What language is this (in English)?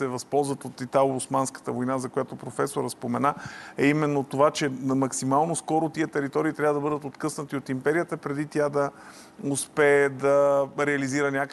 Bulgarian